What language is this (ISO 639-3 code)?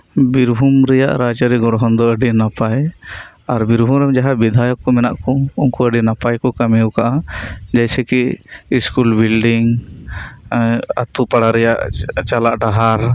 sat